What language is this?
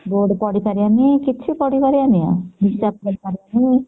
Odia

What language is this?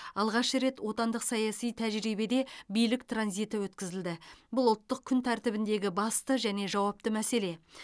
Kazakh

